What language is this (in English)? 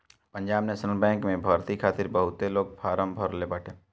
Bhojpuri